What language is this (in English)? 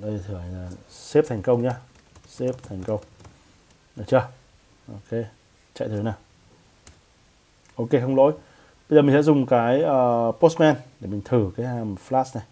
Vietnamese